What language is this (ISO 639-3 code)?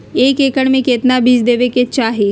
mag